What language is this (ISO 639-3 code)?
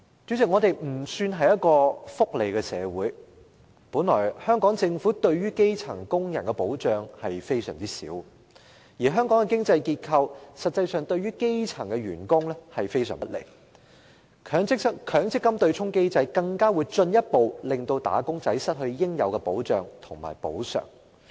yue